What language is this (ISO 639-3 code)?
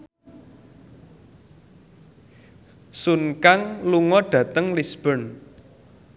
jav